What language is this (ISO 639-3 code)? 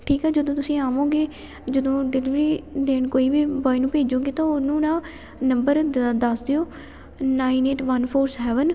pan